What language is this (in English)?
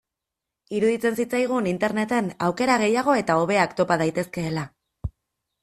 Basque